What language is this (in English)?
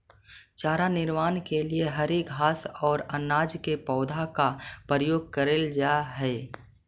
Magahi